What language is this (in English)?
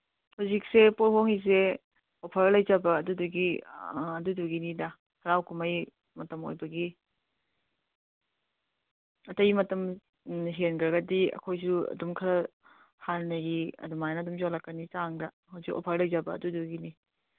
Manipuri